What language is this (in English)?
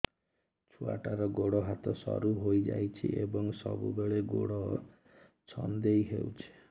Odia